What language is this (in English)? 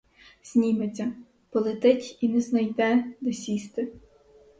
Ukrainian